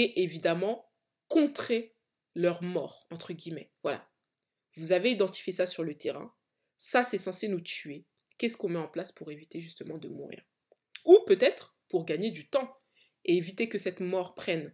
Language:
French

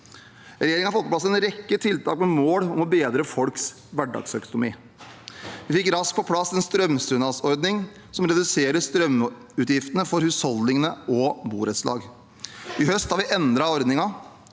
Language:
Norwegian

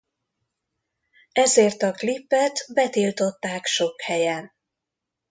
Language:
Hungarian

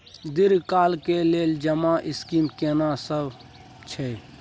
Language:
Maithili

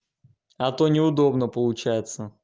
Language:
Russian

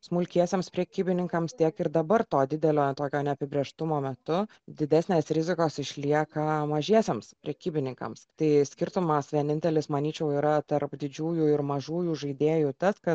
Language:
Lithuanian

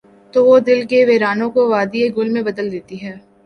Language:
Urdu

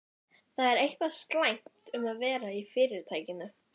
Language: Icelandic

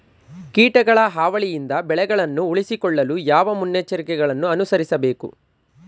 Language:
Kannada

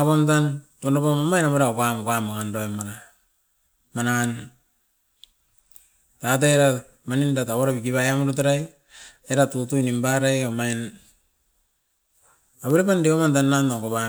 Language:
Askopan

